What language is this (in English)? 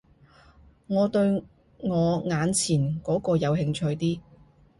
Cantonese